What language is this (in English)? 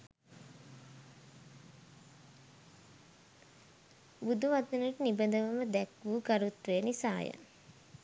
Sinhala